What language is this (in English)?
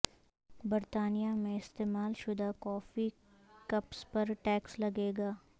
Urdu